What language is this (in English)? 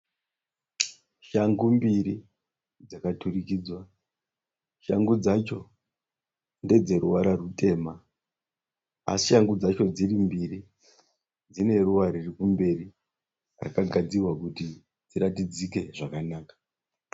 Shona